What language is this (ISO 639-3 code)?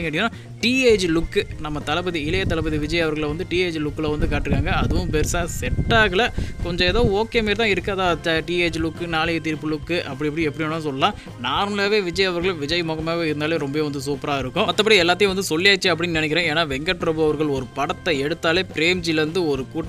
tam